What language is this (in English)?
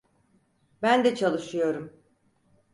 Turkish